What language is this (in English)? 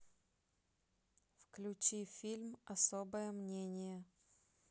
Russian